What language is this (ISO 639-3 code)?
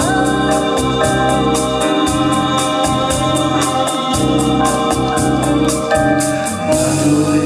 ron